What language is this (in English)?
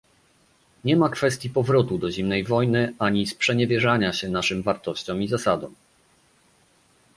Polish